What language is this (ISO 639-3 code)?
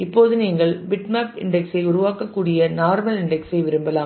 tam